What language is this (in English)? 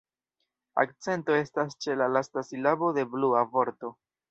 Esperanto